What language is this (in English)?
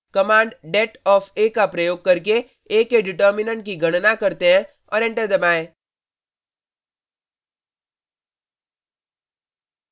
Hindi